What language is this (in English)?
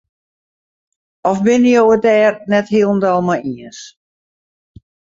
Western Frisian